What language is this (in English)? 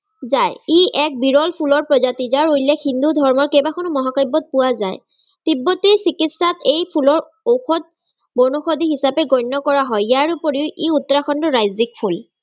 Assamese